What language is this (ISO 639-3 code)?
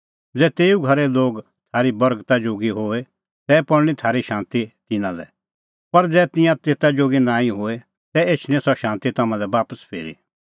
kfx